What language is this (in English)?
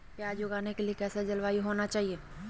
Magahi